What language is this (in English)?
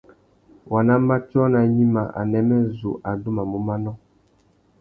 Tuki